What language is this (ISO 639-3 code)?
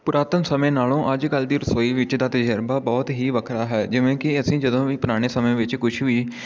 pan